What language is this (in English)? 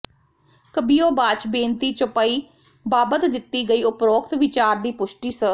Punjabi